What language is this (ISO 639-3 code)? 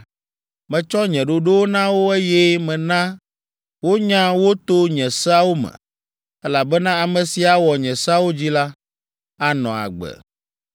ewe